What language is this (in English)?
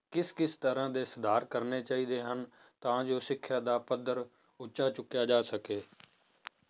Punjabi